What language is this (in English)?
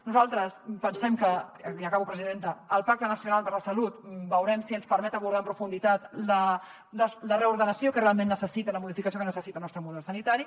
Catalan